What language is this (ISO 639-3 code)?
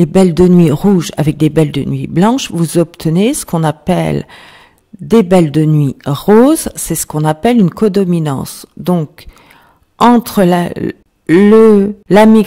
fra